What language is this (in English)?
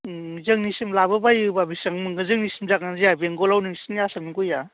Bodo